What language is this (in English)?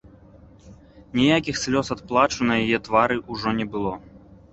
Belarusian